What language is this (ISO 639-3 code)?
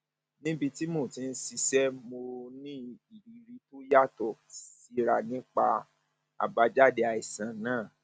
yor